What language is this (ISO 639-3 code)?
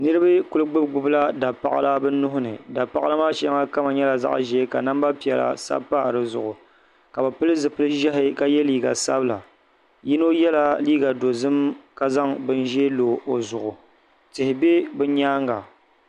dag